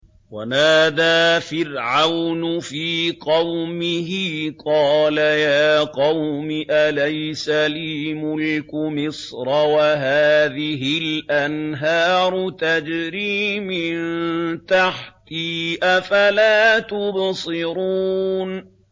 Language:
Arabic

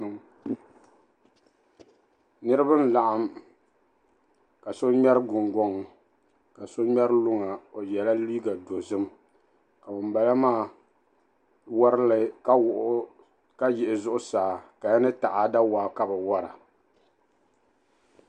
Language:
Dagbani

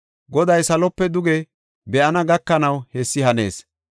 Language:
Gofa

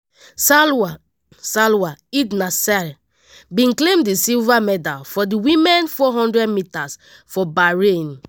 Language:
Nigerian Pidgin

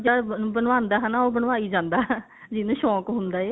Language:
Punjabi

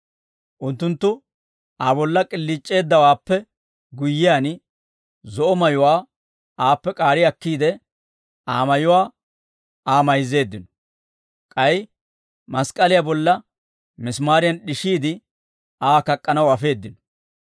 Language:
Dawro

